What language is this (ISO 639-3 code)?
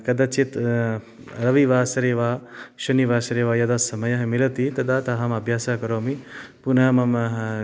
san